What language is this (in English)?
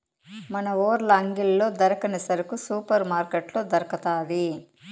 Telugu